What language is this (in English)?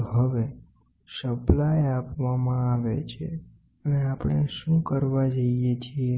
Gujarati